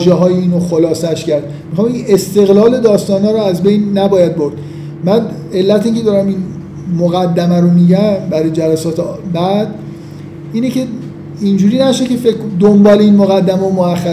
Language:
Persian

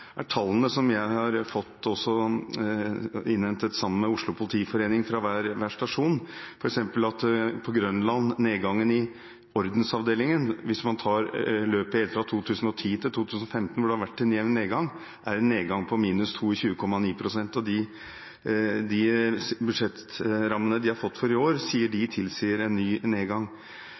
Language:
Norwegian Bokmål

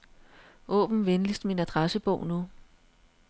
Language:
Danish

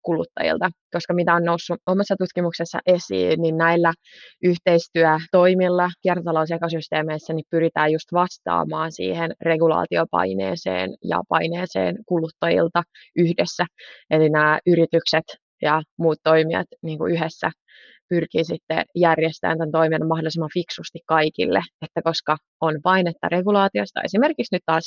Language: Finnish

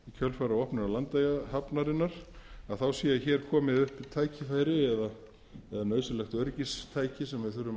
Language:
Icelandic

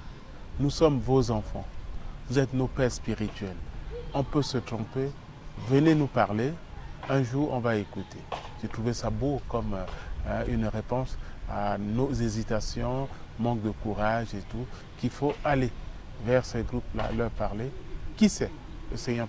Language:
French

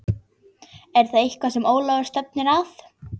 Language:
Icelandic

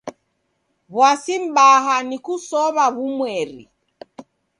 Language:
Taita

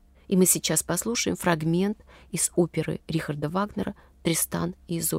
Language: Russian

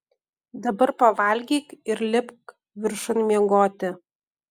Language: Lithuanian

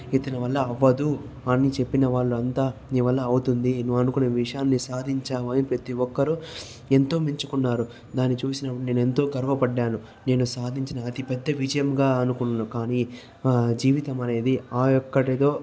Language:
Telugu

